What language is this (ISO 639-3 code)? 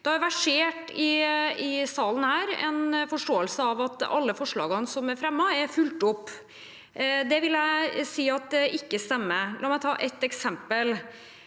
nor